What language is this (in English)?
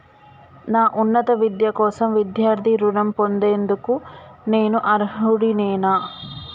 Telugu